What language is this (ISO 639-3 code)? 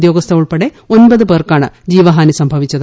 mal